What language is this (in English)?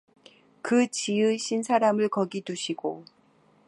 Korean